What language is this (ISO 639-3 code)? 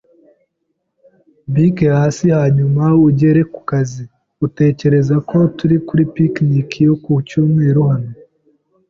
kin